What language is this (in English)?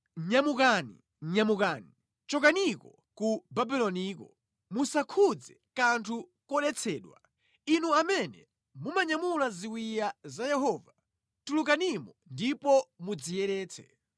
Nyanja